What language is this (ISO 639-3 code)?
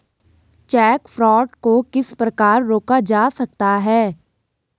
hin